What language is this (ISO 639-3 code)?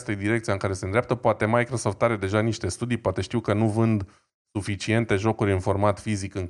ron